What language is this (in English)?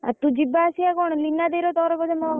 Odia